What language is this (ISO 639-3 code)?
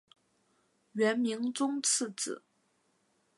zho